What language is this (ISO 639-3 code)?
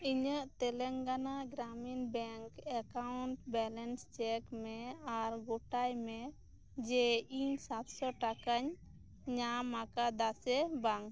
sat